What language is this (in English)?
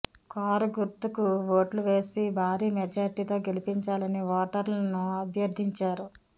Telugu